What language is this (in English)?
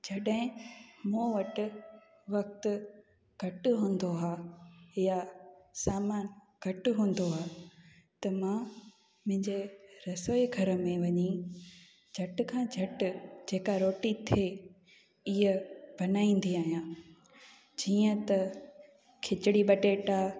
Sindhi